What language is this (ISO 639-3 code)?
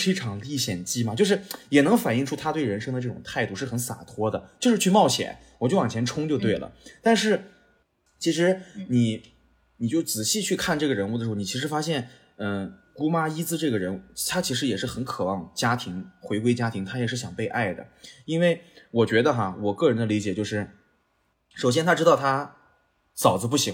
zho